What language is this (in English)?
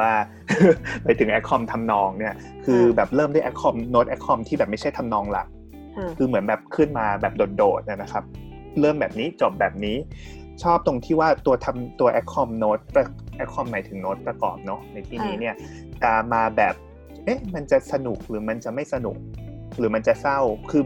Thai